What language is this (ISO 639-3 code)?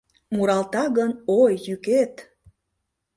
chm